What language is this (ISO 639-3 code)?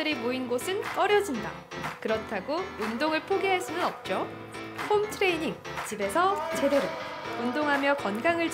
kor